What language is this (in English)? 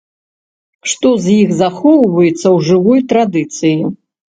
Belarusian